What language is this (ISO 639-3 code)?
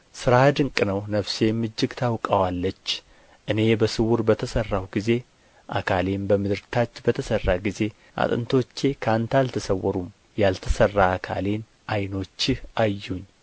amh